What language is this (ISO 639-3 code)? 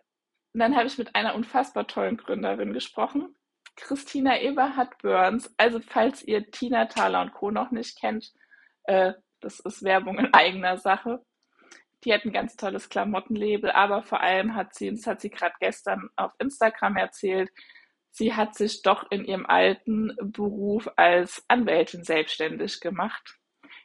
deu